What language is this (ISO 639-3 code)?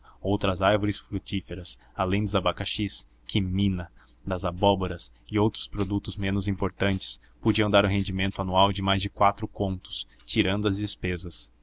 por